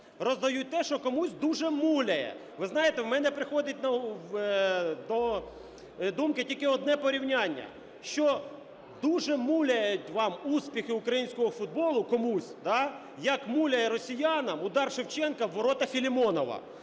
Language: Ukrainian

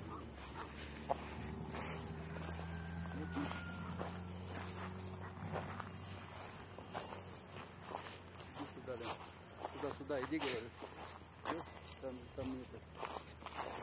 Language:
Russian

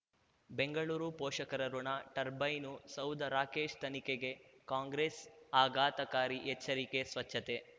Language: Kannada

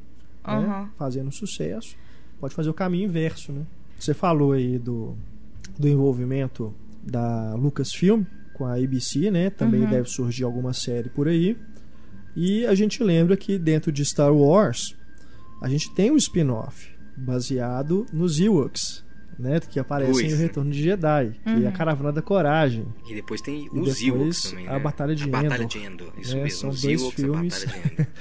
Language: Portuguese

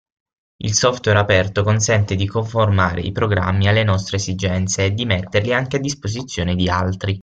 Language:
Italian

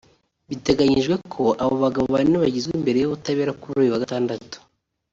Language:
Kinyarwanda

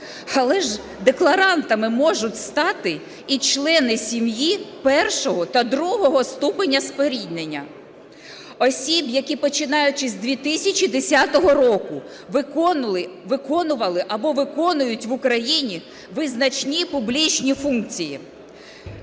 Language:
Ukrainian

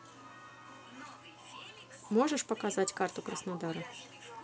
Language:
Russian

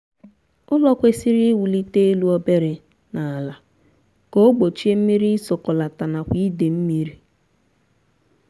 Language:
Igbo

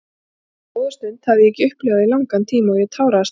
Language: Icelandic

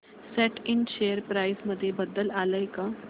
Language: Marathi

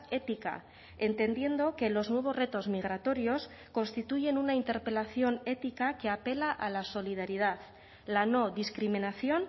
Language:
Spanish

